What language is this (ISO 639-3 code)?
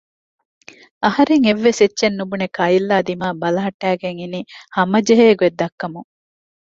div